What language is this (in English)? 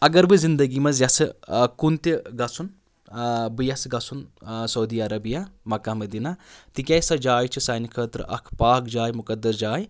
Kashmiri